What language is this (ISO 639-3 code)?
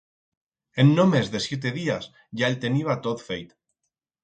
arg